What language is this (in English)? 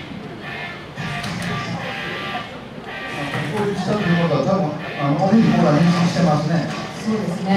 Japanese